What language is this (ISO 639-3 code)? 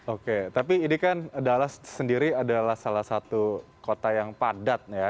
ind